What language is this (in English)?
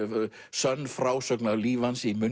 Icelandic